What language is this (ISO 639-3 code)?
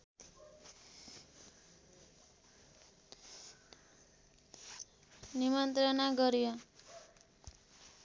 nep